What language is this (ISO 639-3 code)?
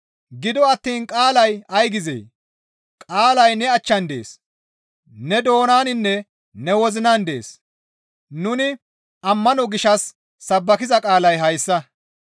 gmv